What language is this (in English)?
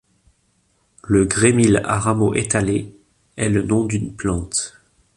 French